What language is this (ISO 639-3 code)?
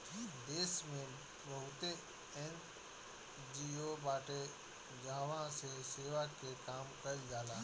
bho